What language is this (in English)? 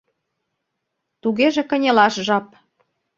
Mari